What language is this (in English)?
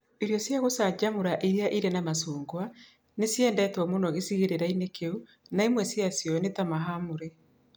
Kikuyu